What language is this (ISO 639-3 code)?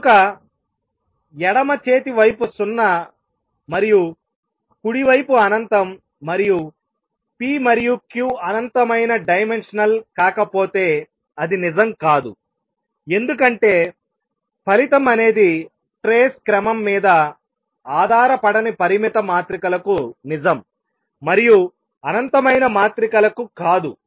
tel